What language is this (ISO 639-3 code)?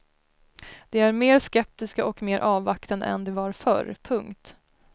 swe